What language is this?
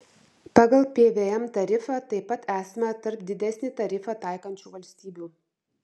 Lithuanian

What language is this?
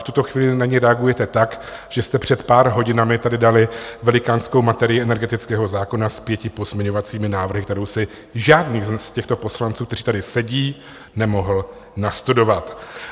Czech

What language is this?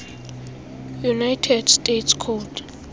Xhosa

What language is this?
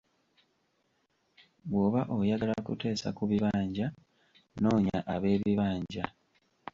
Ganda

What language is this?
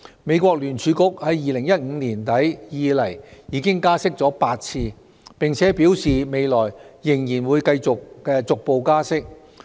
Cantonese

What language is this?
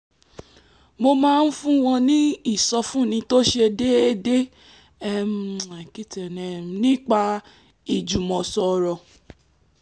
Yoruba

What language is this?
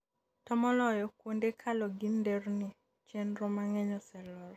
Luo (Kenya and Tanzania)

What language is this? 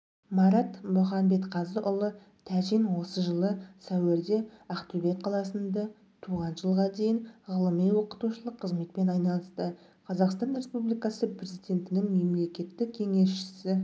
Kazakh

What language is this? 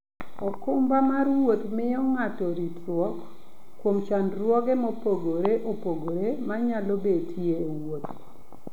Luo (Kenya and Tanzania)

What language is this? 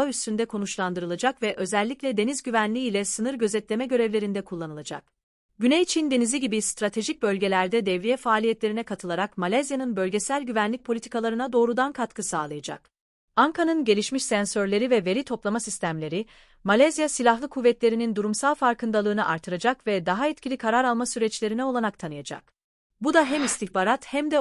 Turkish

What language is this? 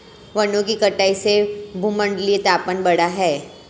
Hindi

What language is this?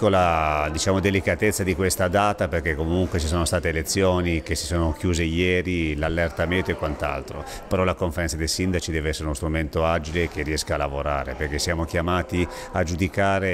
Italian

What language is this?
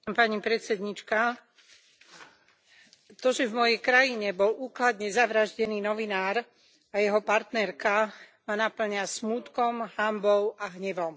Slovak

